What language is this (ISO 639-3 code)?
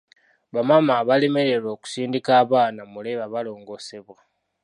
lug